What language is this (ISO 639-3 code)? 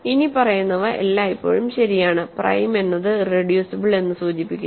mal